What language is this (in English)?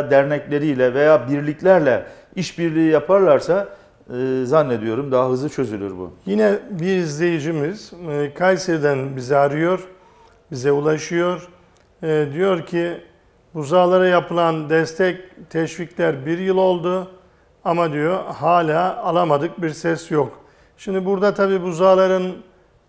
Turkish